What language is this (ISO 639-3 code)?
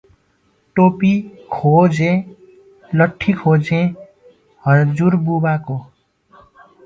nep